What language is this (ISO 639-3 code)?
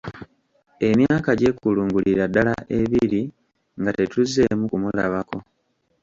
lug